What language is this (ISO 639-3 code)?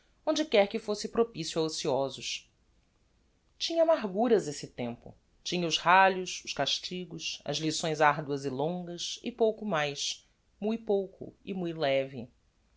por